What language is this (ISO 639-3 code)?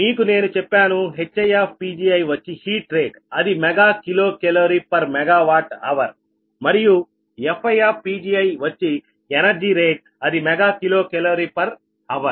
tel